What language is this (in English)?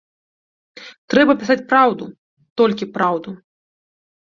Belarusian